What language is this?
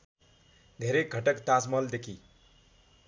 Nepali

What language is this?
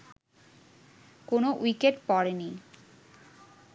Bangla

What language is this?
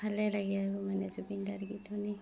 Assamese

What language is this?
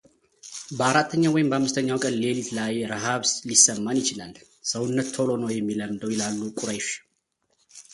Amharic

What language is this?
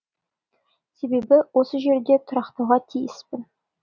Kazakh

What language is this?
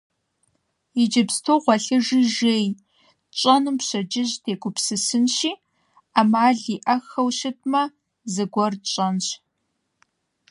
Kabardian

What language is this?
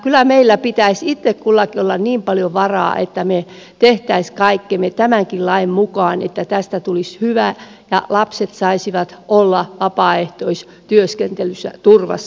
Finnish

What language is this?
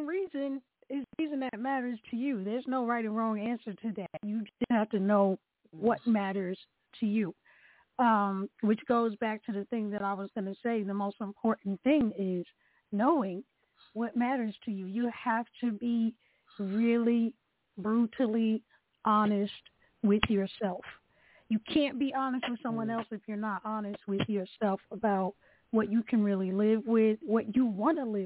English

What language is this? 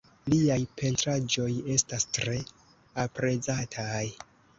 Esperanto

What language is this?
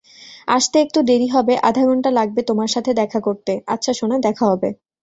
Bangla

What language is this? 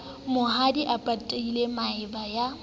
Southern Sotho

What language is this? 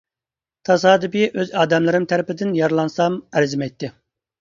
Uyghur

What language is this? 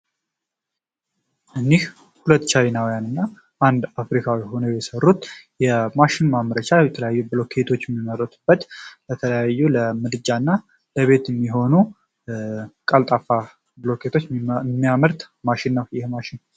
Amharic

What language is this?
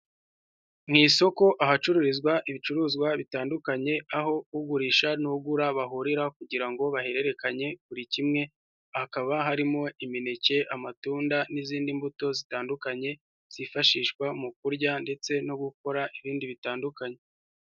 Kinyarwanda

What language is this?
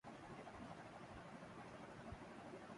Urdu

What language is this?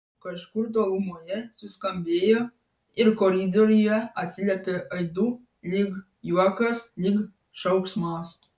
Lithuanian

